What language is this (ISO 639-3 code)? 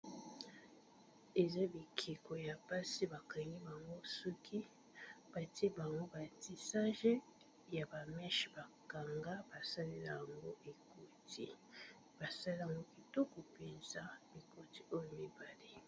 lin